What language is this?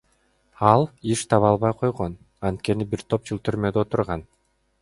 Kyrgyz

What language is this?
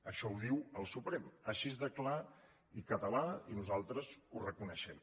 Catalan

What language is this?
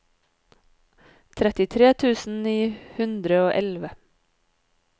Norwegian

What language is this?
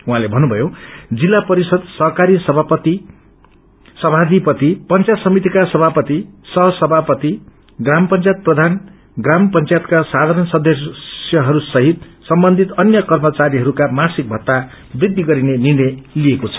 Nepali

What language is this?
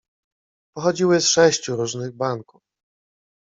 Polish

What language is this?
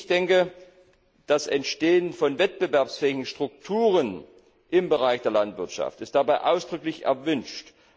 German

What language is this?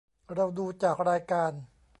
Thai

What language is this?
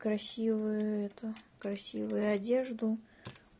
Russian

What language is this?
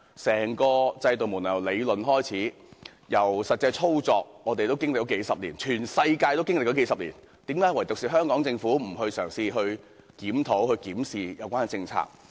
Cantonese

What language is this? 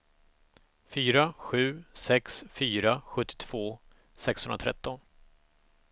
Swedish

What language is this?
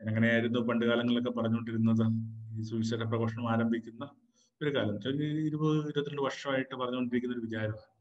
Malayalam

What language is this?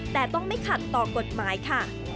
Thai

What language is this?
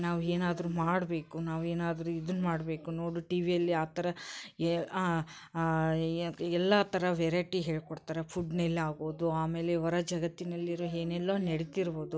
Kannada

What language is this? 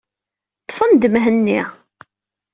Kabyle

